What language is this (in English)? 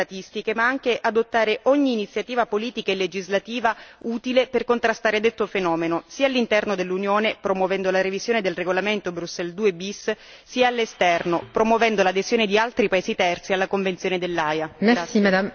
Italian